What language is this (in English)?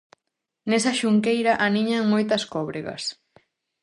Galician